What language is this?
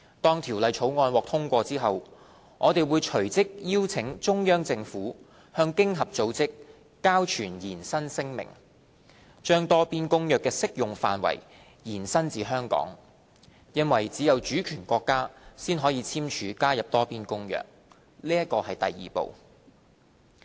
Cantonese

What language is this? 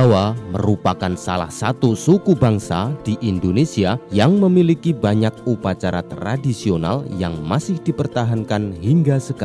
Indonesian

